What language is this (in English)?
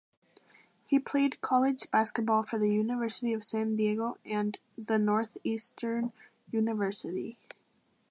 English